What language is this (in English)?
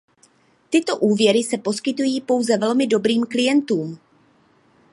Czech